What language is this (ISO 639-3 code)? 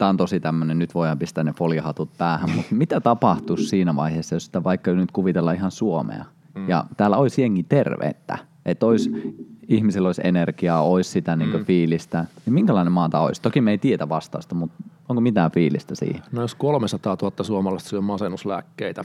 fin